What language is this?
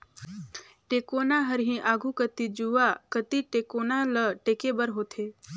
Chhattisgarhi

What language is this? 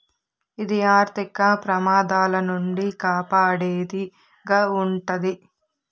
Telugu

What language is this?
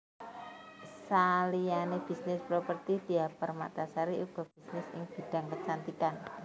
Javanese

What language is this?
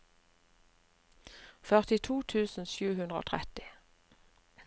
Norwegian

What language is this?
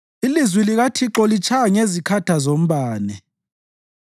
North Ndebele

